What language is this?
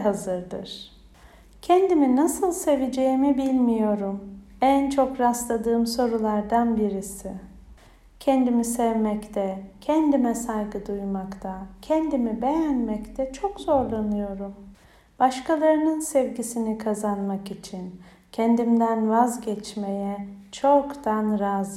Turkish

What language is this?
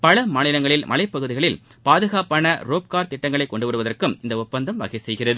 Tamil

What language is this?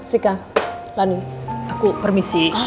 Indonesian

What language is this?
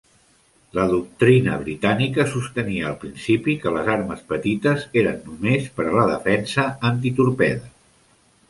Catalan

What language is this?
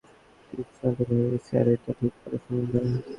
Bangla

